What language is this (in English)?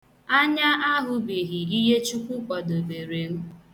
Igbo